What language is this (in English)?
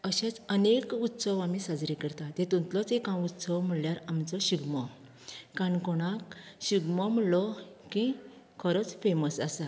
Konkani